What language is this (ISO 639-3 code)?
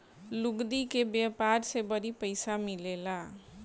bho